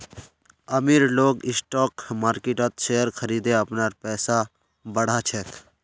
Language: Magahi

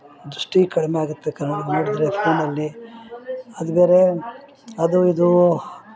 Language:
Kannada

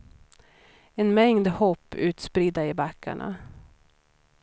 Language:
Swedish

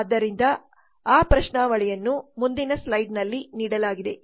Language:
Kannada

